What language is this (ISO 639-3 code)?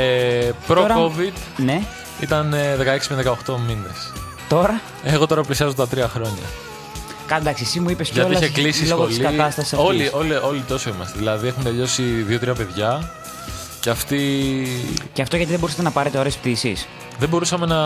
ell